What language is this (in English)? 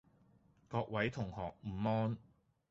Cantonese